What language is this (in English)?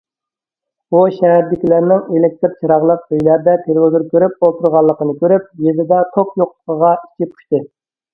Uyghur